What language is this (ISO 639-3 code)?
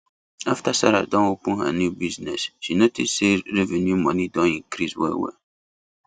pcm